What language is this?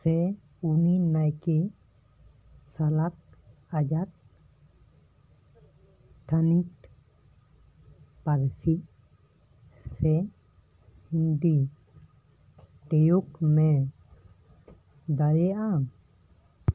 Santali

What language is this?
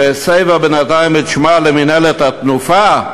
Hebrew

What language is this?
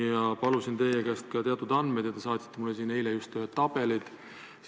Estonian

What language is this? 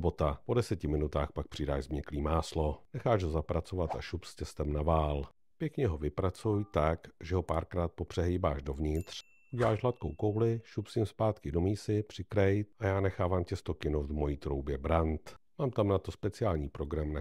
Czech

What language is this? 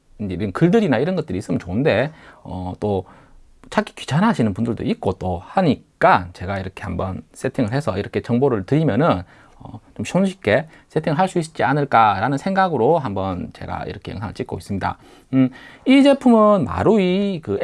Korean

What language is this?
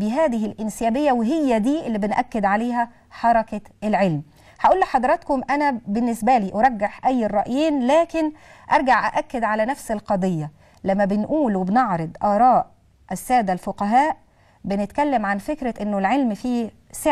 Arabic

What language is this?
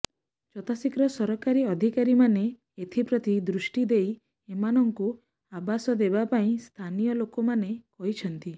Odia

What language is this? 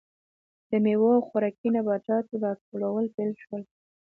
Pashto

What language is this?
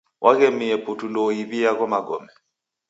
Taita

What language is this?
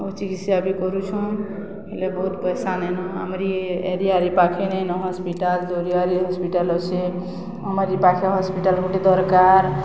Odia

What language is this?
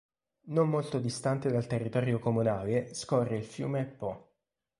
Italian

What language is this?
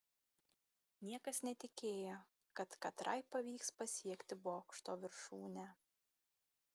Lithuanian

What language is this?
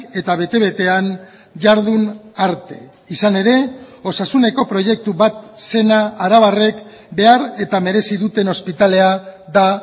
Basque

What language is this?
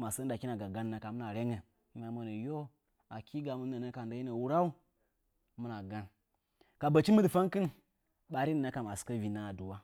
Nzanyi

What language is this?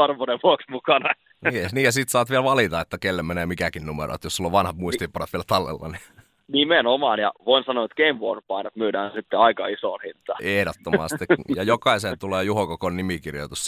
Finnish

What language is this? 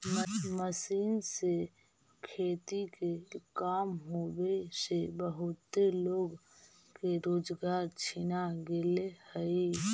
Magahi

